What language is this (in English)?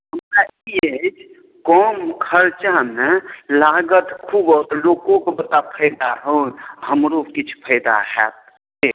Maithili